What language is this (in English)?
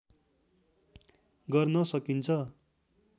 Nepali